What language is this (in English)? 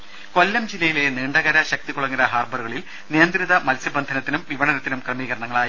Malayalam